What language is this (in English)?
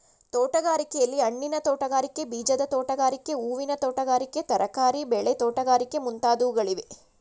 Kannada